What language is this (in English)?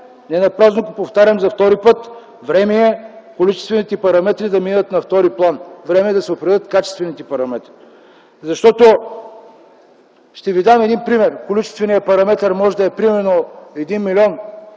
Bulgarian